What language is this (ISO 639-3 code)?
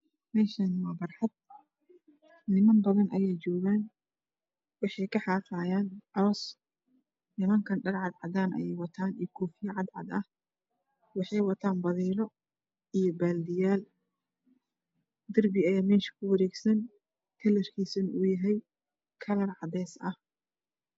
som